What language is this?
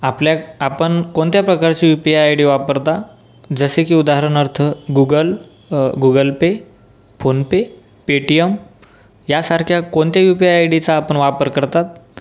Marathi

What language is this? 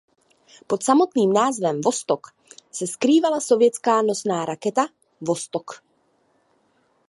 Czech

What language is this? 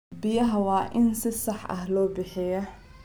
Somali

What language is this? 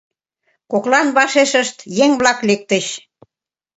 Mari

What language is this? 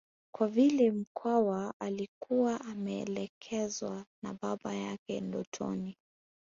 Swahili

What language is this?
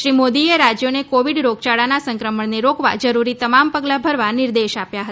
Gujarati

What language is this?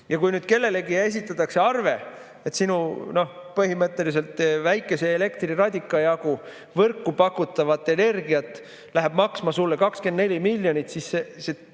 Estonian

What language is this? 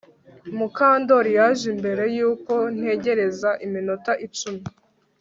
Kinyarwanda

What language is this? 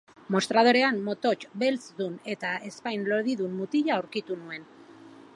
Basque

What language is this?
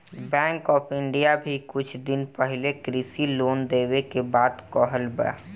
Bhojpuri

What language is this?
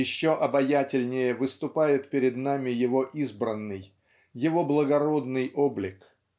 Russian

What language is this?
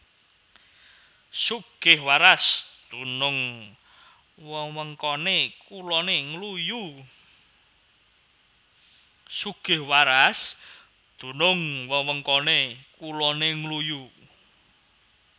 Javanese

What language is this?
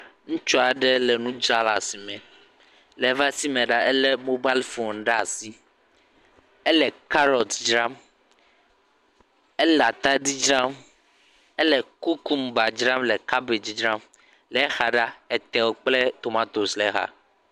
Ewe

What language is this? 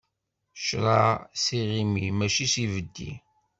Kabyle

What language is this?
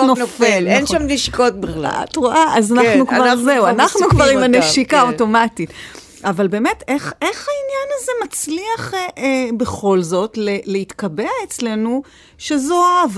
Hebrew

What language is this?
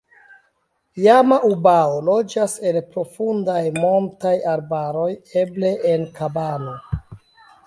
Esperanto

